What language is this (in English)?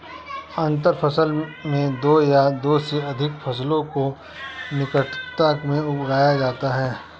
Hindi